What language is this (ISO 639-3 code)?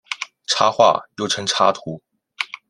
zho